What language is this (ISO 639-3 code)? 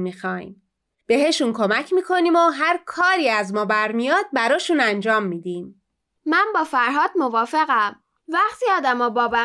fas